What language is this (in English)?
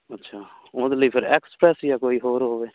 Punjabi